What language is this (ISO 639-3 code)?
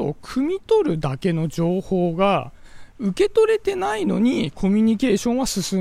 jpn